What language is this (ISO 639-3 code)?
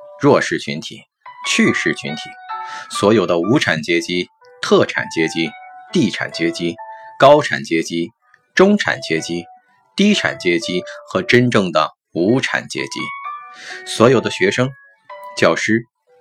zho